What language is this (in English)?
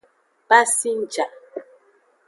Aja (Benin)